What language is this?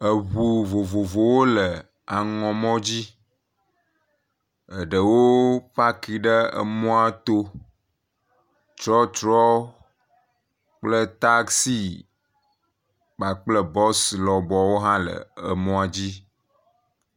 Ewe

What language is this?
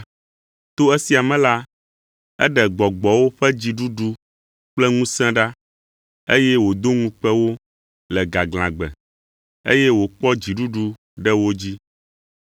Ewe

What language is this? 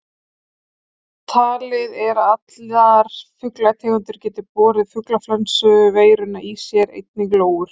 Icelandic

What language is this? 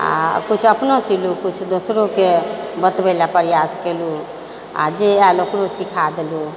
Maithili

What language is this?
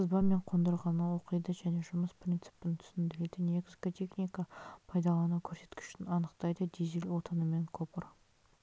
Kazakh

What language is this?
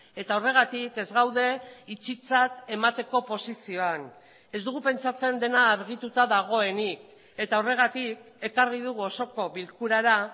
Basque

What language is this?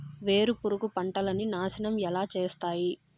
Telugu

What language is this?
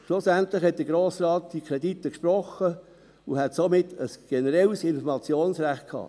Swiss German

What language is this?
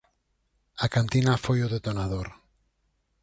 Galician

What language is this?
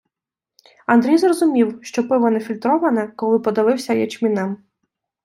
Ukrainian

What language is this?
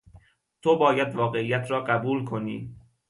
Persian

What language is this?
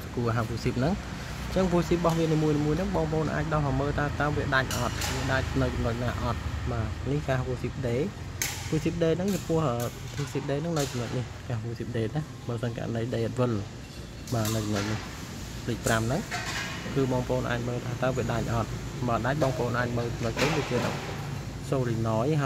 Vietnamese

